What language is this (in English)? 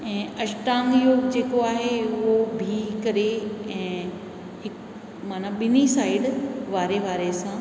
Sindhi